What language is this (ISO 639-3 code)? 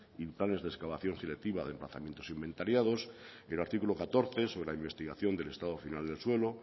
spa